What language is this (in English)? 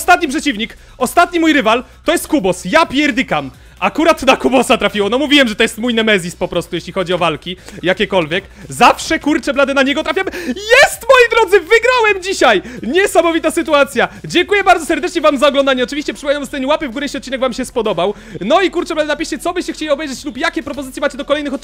Polish